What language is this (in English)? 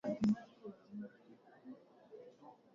Swahili